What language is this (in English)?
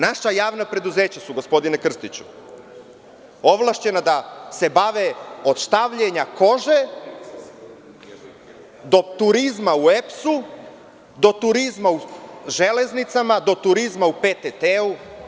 Serbian